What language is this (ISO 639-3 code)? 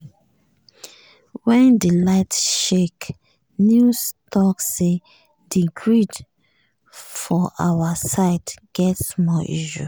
pcm